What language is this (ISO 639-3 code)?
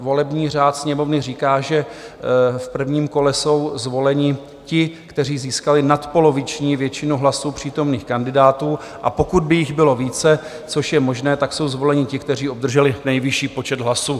ces